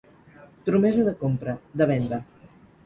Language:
Catalan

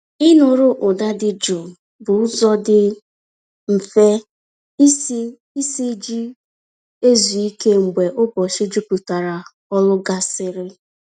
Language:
Igbo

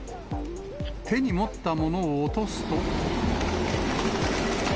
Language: Japanese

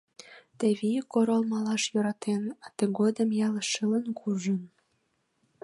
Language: Mari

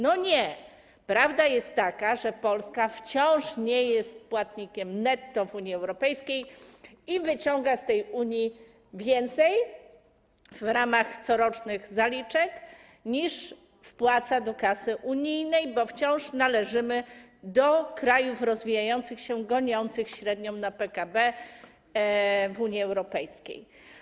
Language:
Polish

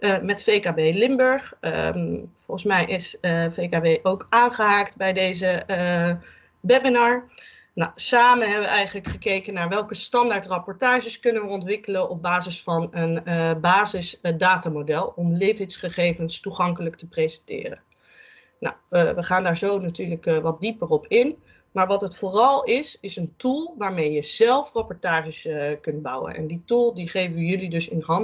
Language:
Dutch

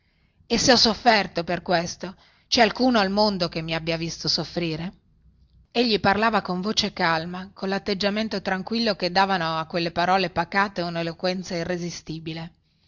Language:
Italian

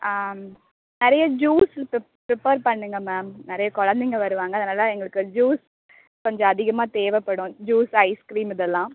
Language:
Tamil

